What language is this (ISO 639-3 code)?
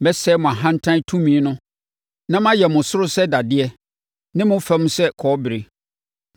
aka